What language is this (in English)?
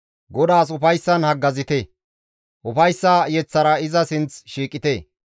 Gamo